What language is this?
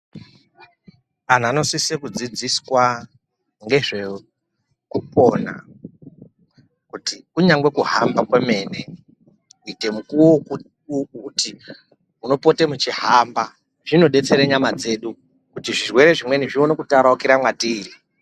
Ndau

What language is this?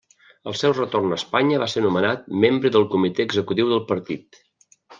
Catalan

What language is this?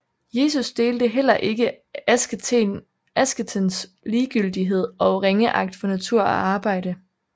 Danish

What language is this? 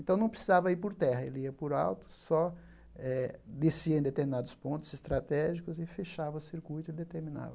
Portuguese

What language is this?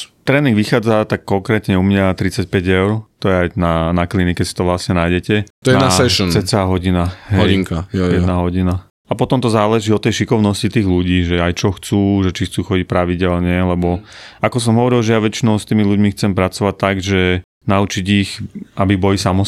Slovak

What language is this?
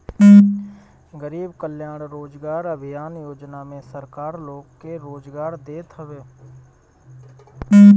Bhojpuri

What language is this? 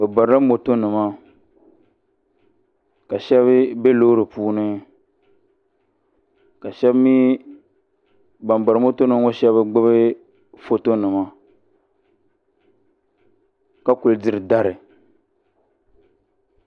Dagbani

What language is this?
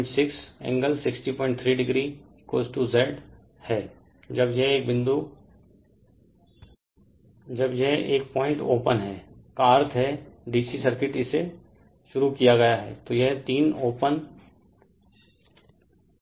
Hindi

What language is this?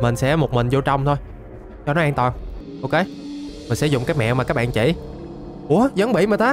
Vietnamese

